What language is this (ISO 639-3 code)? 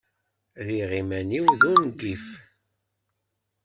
kab